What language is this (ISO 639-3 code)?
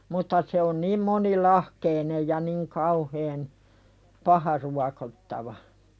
fin